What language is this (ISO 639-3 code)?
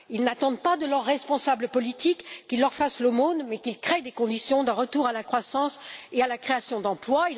fra